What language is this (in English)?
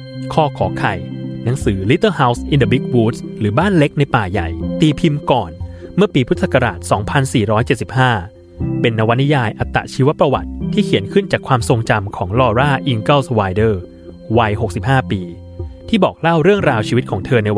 Thai